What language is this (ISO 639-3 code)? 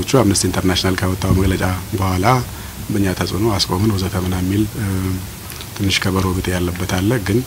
ara